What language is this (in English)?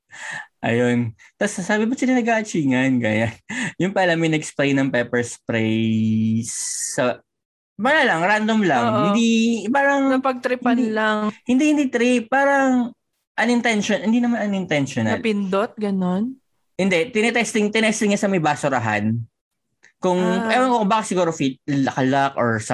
Filipino